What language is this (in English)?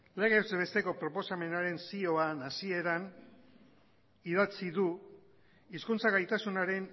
Basque